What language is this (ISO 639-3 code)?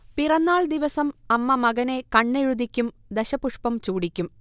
mal